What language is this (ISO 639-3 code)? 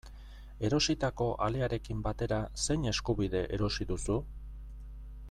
eus